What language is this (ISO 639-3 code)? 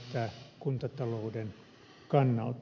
fin